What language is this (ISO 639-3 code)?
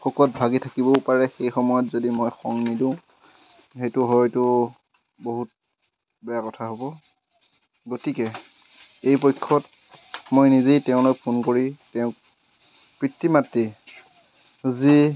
asm